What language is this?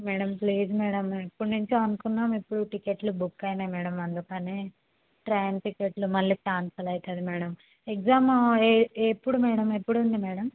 Telugu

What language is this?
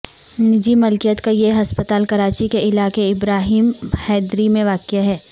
Urdu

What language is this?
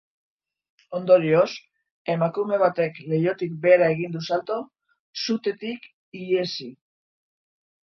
Basque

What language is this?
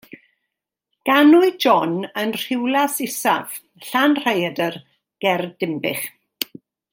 Welsh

